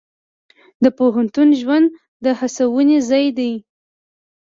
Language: Pashto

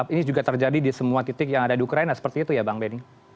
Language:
Indonesian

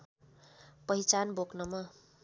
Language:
Nepali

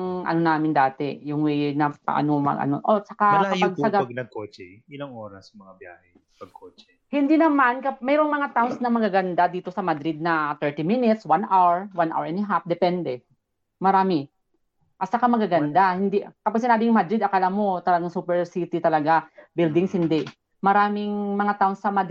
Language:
Filipino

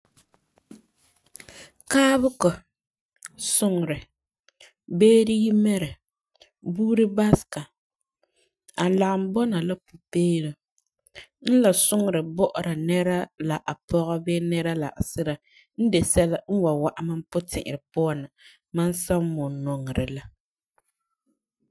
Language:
Frafra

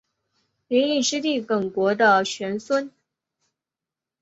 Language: Chinese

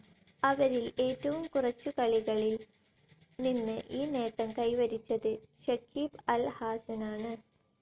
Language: Malayalam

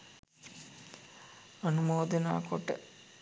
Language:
Sinhala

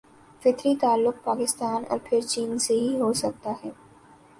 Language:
Urdu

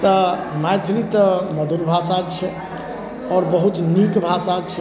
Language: Maithili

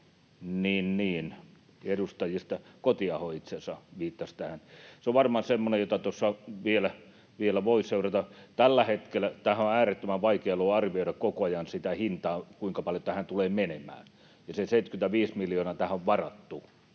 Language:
Finnish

